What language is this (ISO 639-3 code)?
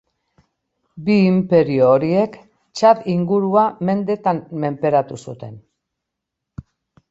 eus